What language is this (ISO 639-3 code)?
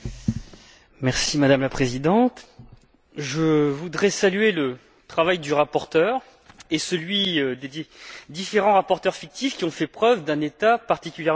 fra